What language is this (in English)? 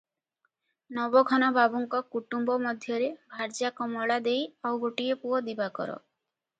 Odia